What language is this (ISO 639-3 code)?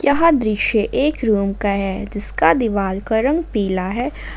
hin